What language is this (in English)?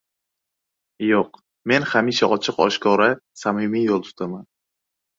Uzbek